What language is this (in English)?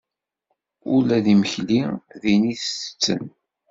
Kabyle